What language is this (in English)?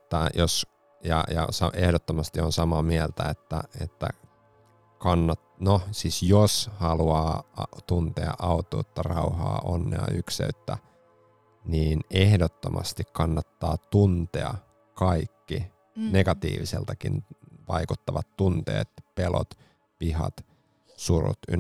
Finnish